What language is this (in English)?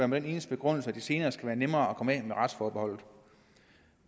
Danish